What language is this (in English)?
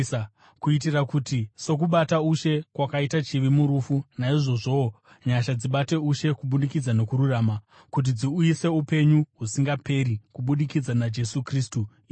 Shona